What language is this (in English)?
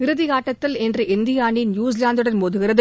Tamil